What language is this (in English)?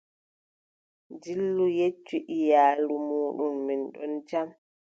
Adamawa Fulfulde